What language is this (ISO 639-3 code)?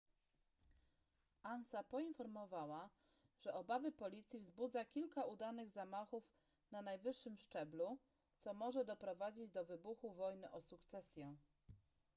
pol